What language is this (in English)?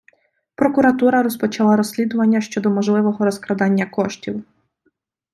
Ukrainian